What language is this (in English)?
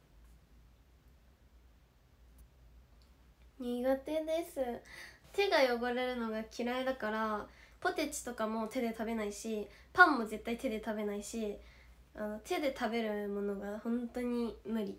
Japanese